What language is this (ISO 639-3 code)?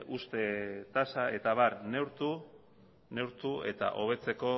eus